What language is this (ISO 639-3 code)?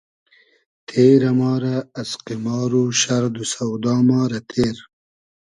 haz